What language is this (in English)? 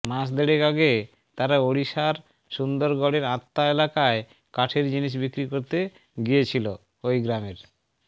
Bangla